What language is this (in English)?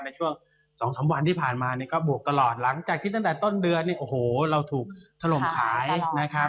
Thai